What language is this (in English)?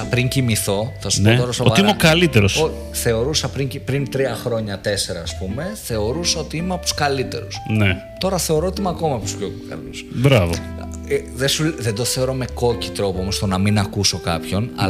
Greek